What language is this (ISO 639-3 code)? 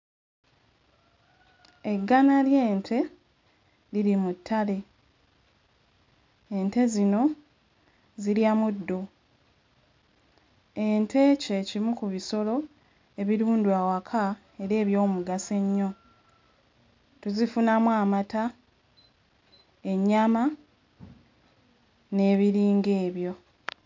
lug